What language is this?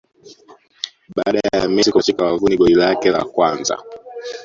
Swahili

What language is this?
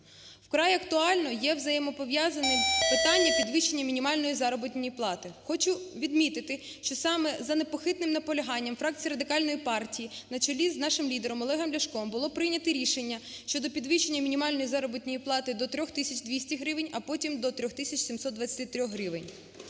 Ukrainian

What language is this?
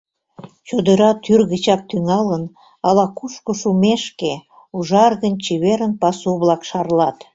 Mari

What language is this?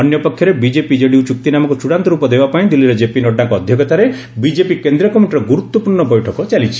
Odia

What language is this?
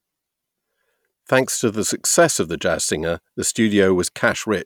English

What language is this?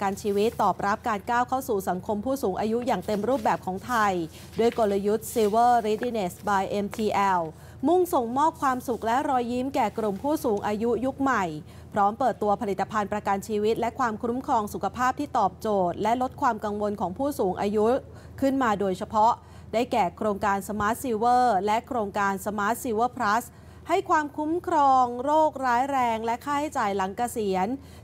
Thai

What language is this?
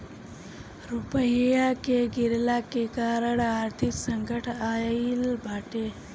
Bhojpuri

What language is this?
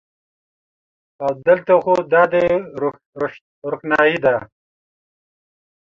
Pashto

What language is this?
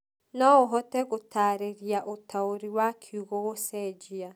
Kikuyu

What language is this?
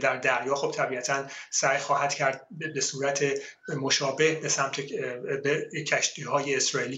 Persian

